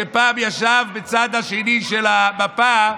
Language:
Hebrew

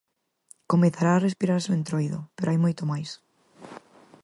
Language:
Galician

